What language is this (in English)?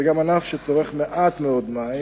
Hebrew